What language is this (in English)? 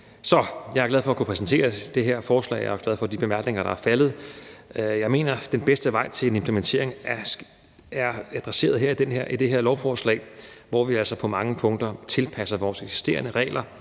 Danish